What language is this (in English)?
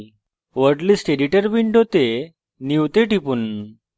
Bangla